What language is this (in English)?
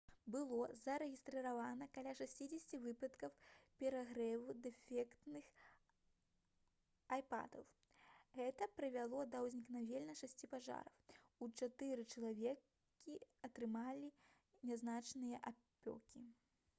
Belarusian